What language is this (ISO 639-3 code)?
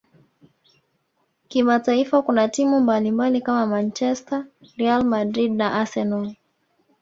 swa